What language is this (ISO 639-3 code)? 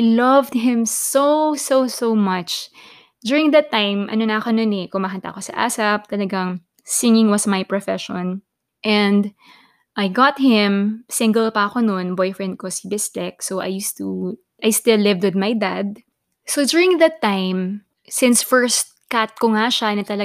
fil